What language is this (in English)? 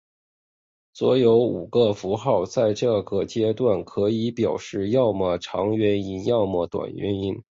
Chinese